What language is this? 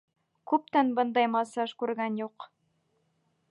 Bashkir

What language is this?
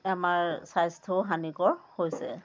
Assamese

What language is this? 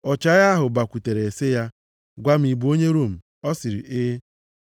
Igbo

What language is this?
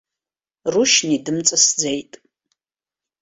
Abkhazian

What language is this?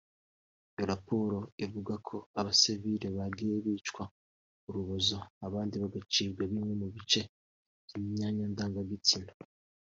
Kinyarwanda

